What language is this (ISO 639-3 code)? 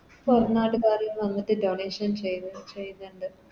mal